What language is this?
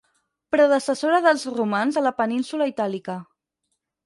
Catalan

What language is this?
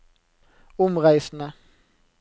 Norwegian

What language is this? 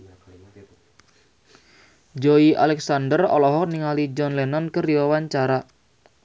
Sundanese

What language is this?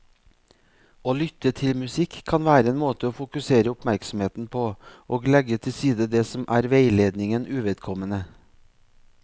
Norwegian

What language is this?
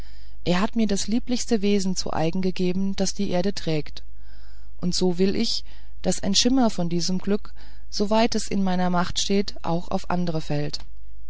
German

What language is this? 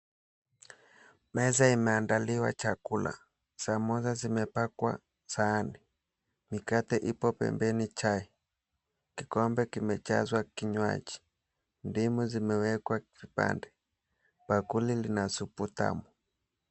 Swahili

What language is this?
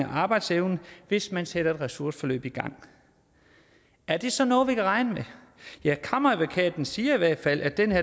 Danish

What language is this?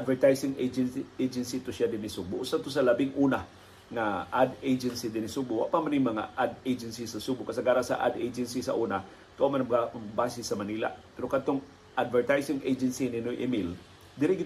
Filipino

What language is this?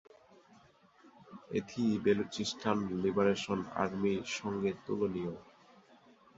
Bangla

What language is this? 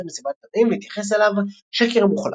Hebrew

